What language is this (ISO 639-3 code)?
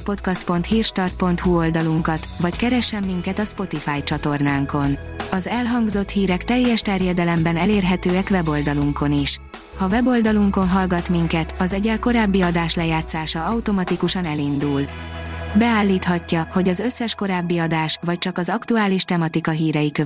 hun